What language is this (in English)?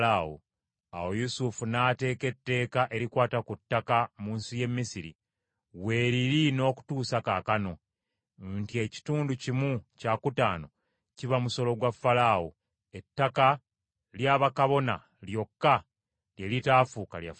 Ganda